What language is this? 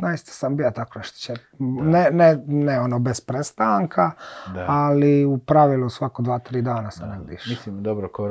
Croatian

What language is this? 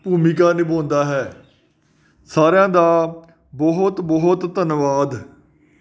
Punjabi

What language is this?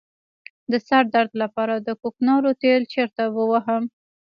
Pashto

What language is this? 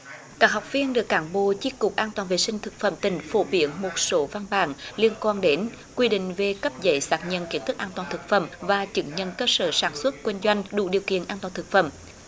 Vietnamese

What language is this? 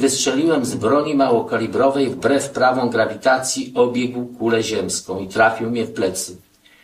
Polish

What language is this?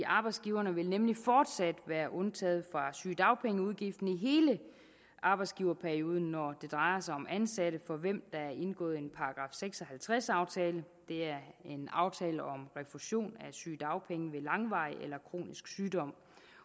Danish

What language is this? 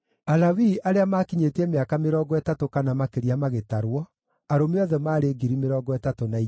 Kikuyu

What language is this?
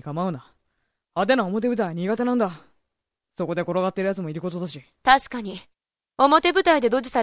Japanese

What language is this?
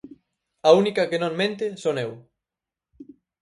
Galician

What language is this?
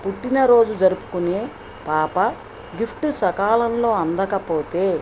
Telugu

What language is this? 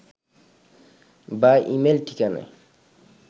Bangla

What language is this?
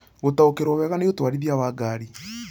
Kikuyu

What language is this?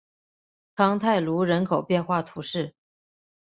Chinese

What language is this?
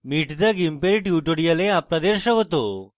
Bangla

